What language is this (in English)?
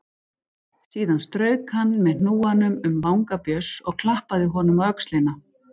Icelandic